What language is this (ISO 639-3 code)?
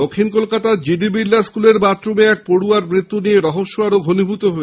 ben